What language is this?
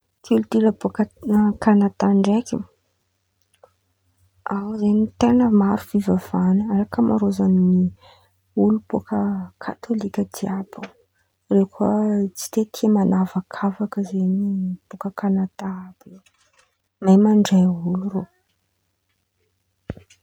Antankarana Malagasy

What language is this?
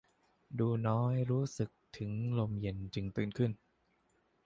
Thai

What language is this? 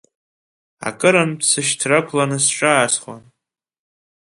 Abkhazian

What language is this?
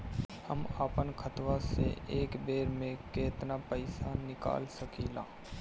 Bhojpuri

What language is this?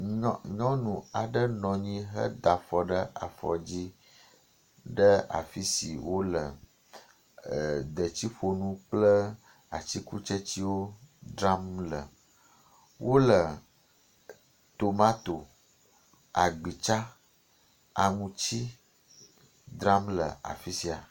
Ewe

